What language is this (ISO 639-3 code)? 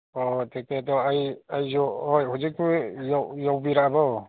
mni